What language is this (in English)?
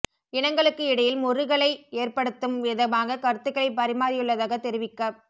Tamil